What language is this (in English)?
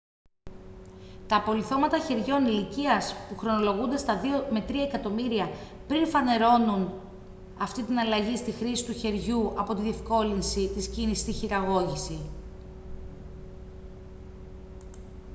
Greek